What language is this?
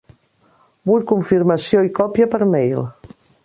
Catalan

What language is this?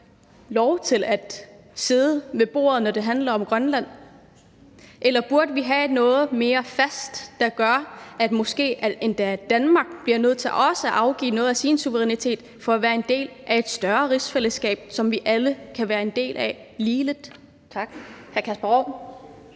Danish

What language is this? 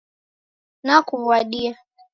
Taita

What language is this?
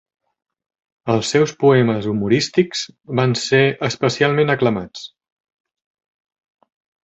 Catalan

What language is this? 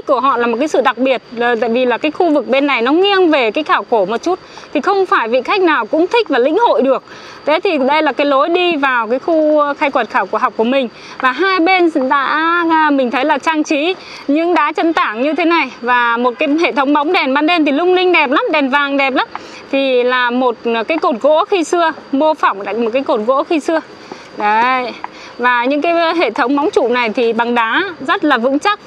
Vietnamese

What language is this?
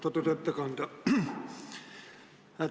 Estonian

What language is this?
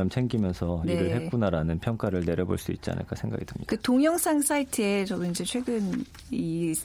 Korean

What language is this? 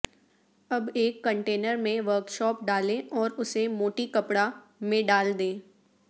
Urdu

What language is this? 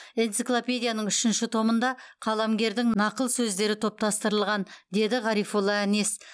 Kazakh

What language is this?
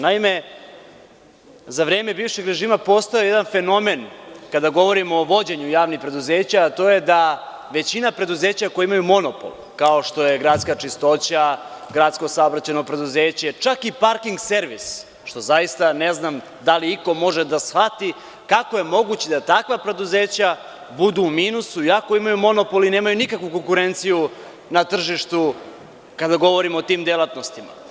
Serbian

